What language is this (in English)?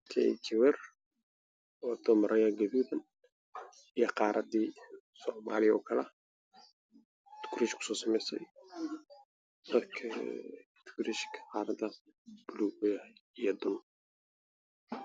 Somali